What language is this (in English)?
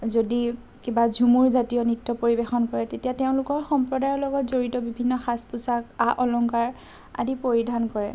Assamese